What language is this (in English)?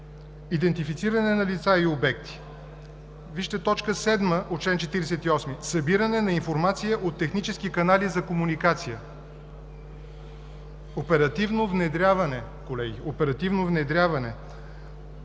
Bulgarian